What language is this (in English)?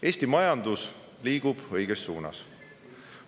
Estonian